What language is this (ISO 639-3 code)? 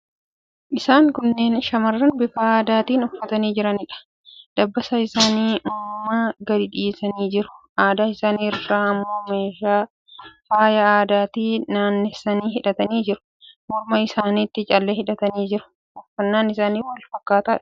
orm